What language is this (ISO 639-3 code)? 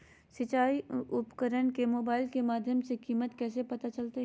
mag